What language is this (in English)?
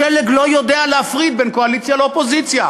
Hebrew